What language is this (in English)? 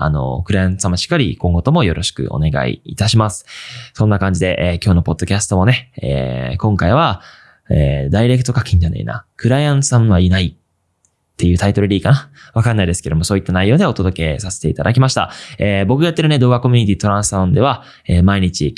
Japanese